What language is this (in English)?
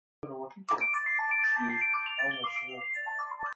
Persian